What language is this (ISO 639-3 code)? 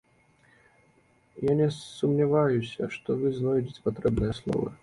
bel